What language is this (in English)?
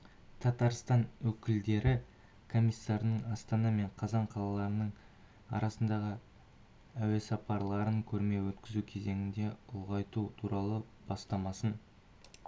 Kazakh